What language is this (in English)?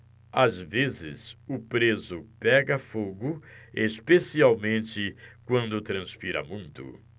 Portuguese